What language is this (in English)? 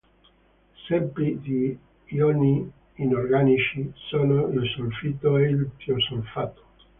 Italian